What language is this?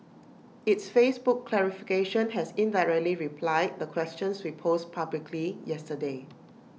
English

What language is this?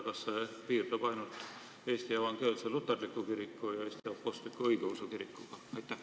Estonian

